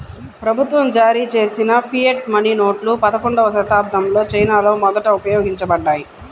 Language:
Telugu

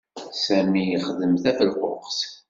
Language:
Kabyle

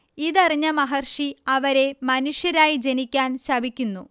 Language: Malayalam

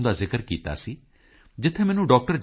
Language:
Punjabi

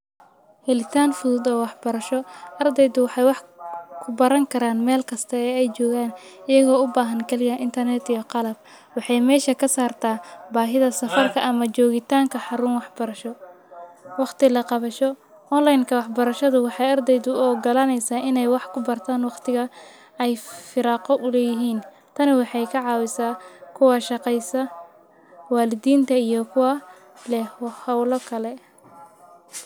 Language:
Somali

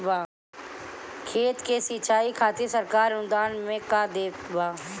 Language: Bhojpuri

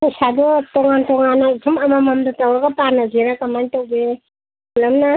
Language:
Manipuri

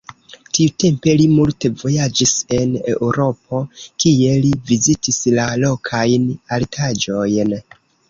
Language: Esperanto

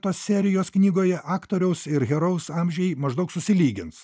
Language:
Lithuanian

